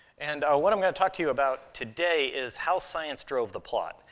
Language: English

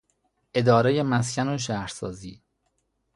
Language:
Persian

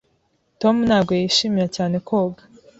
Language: Kinyarwanda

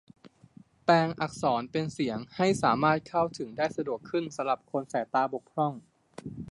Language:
Thai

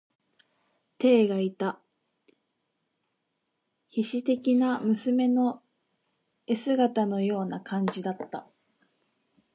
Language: Japanese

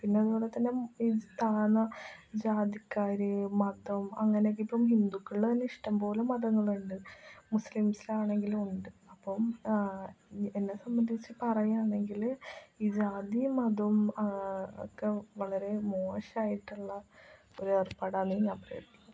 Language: Malayalam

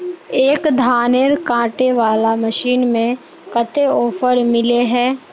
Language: Magahi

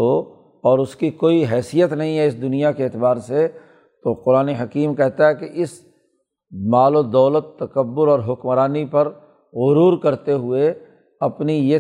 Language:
Urdu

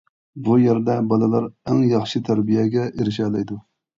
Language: Uyghur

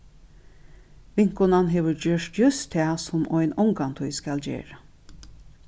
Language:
Faroese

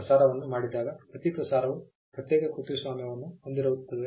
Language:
Kannada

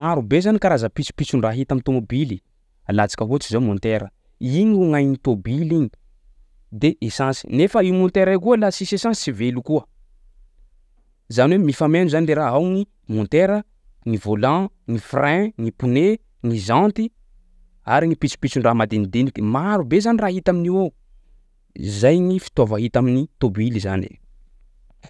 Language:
Sakalava Malagasy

